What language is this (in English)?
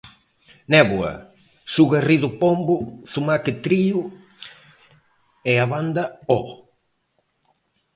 Galician